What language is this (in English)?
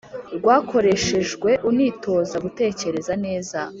Kinyarwanda